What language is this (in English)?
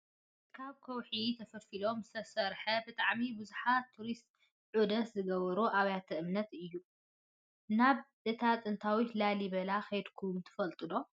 Tigrinya